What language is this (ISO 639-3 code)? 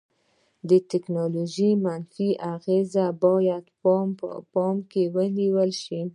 pus